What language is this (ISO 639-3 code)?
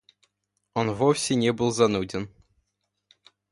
rus